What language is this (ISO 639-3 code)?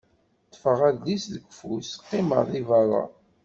kab